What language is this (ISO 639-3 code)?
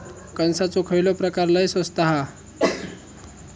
mar